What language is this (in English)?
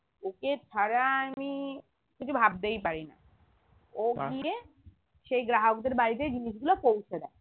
Bangla